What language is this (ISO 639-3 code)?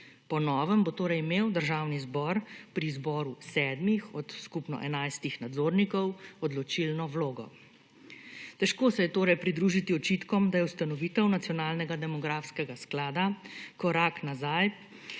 slv